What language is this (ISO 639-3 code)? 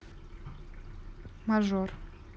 rus